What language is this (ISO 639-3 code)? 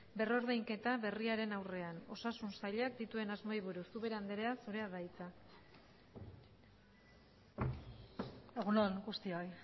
eus